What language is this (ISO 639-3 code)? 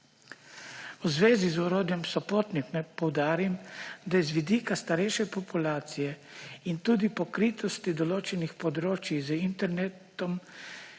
slv